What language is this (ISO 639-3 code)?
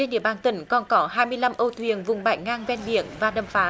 vie